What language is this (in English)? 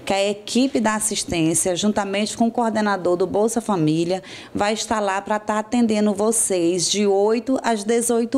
Portuguese